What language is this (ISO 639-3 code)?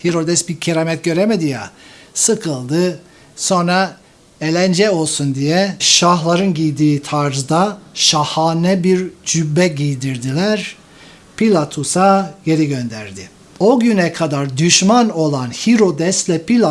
tur